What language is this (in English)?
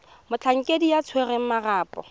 Tswana